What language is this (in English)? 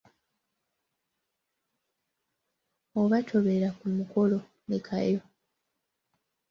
Ganda